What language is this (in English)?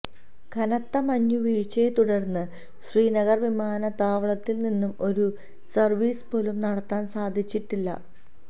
Malayalam